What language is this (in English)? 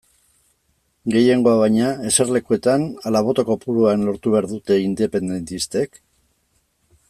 Basque